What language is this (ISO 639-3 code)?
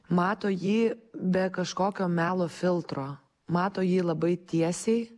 lit